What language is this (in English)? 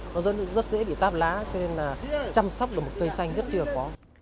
Vietnamese